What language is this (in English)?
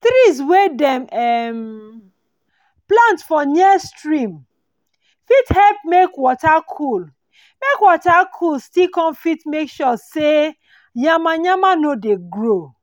Nigerian Pidgin